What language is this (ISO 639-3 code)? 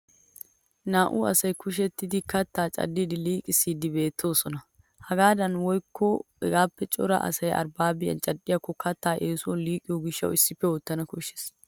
wal